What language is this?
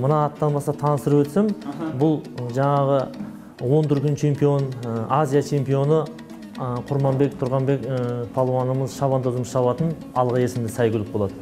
Turkish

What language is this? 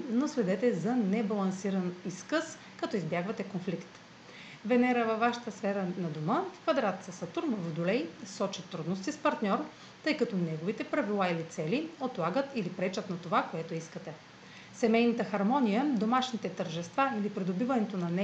Bulgarian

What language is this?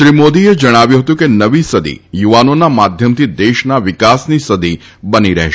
Gujarati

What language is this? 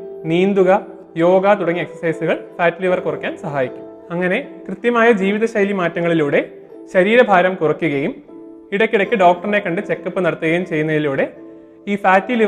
Malayalam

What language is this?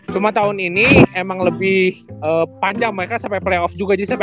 Indonesian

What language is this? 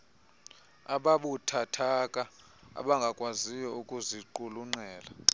Xhosa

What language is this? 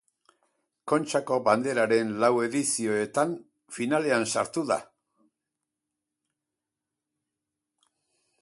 Basque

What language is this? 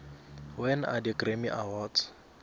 South Ndebele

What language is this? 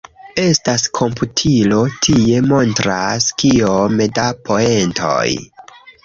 Esperanto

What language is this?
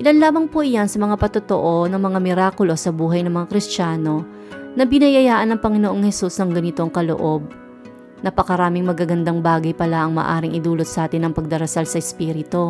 Filipino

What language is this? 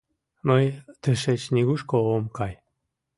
Mari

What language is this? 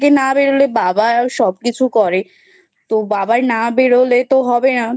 Bangla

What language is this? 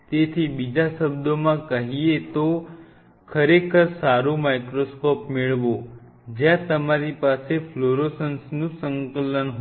Gujarati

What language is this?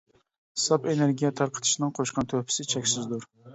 Uyghur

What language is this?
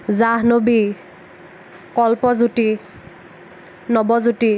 Assamese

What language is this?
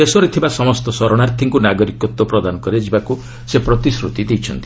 Odia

